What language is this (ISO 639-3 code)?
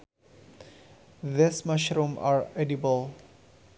sun